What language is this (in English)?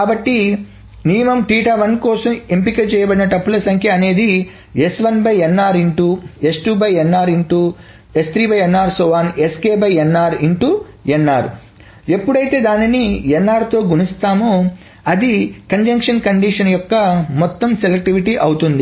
Telugu